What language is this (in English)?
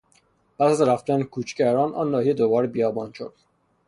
Persian